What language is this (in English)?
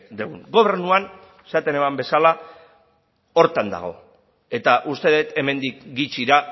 Basque